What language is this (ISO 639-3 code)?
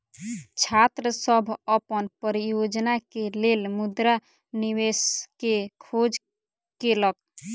mai